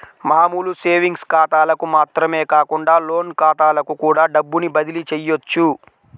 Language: Telugu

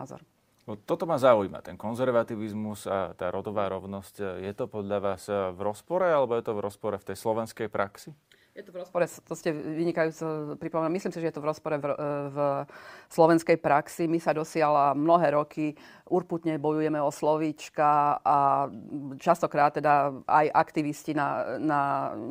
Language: Slovak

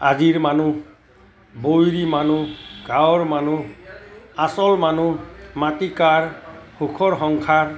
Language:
Assamese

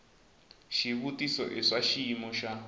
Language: Tsonga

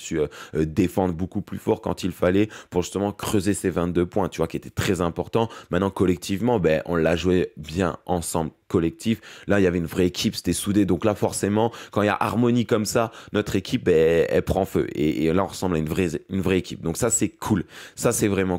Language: French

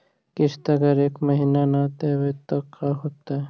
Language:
Magahi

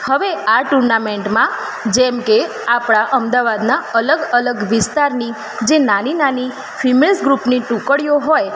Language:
Gujarati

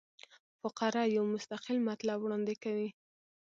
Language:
Pashto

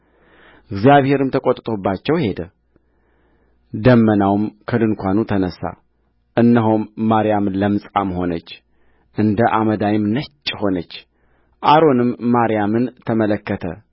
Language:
Amharic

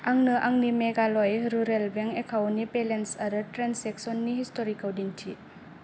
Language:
Bodo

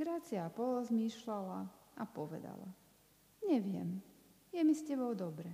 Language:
Slovak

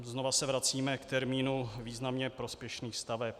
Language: Czech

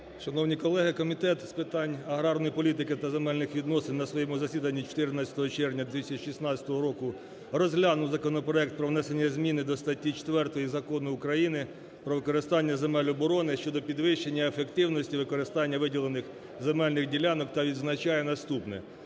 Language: Ukrainian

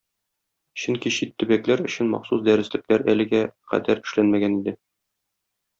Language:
Tatar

